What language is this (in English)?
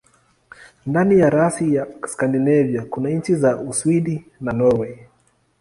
Swahili